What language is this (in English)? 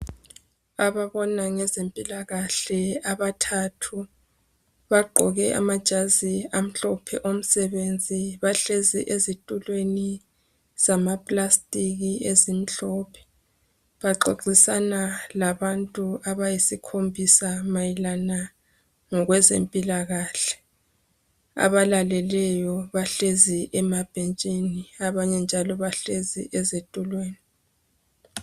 North Ndebele